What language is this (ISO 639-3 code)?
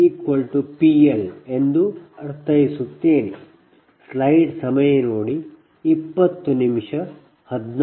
kan